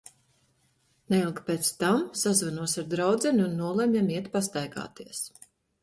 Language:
Latvian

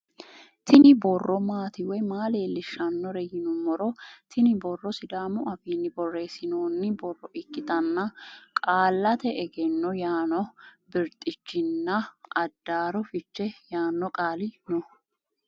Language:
Sidamo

